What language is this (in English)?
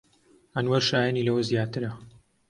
Central Kurdish